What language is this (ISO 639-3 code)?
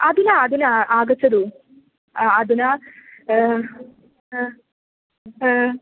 san